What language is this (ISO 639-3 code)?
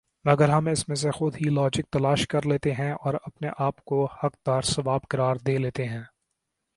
urd